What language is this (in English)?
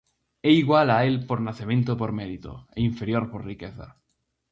Galician